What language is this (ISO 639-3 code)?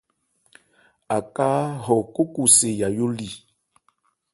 ebr